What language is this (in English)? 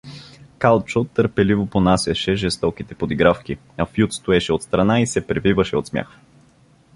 Bulgarian